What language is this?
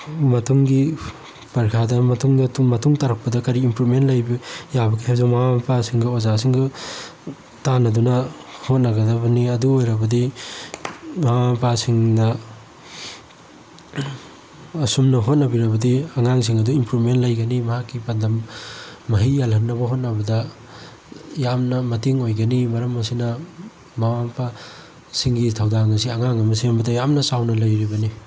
Manipuri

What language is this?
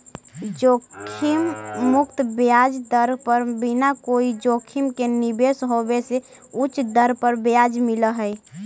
Magahi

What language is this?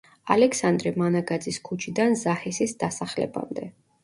Georgian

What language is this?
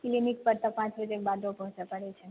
Maithili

